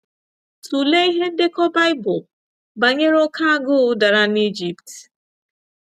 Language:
Igbo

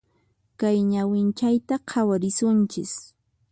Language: Puno Quechua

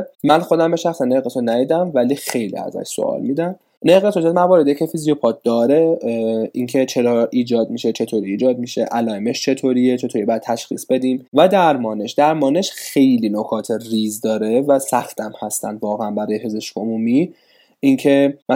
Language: Persian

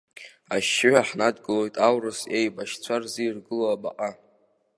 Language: Abkhazian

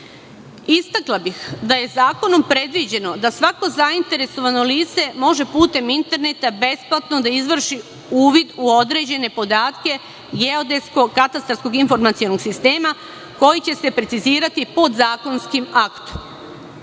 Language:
Serbian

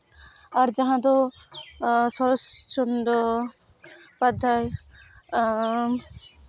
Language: Santali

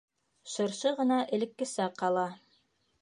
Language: Bashkir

